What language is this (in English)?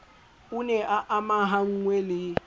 Southern Sotho